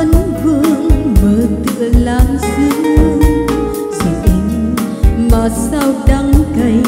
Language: Vietnamese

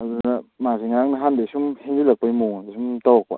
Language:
Manipuri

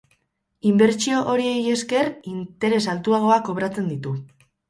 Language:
Basque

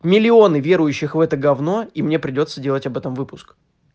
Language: Russian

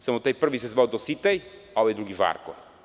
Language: Serbian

